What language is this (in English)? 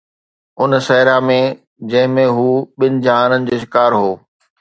Sindhi